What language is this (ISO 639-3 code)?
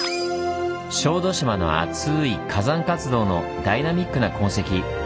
jpn